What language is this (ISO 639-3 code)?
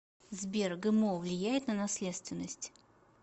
rus